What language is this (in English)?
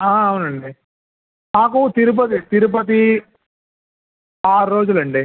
Telugu